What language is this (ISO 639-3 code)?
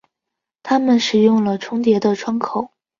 zho